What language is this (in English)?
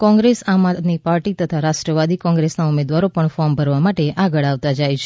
Gujarati